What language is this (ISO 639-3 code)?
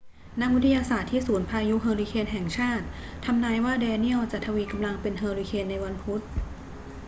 tha